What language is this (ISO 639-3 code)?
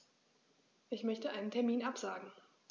deu